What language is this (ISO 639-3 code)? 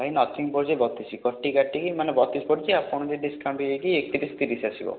ori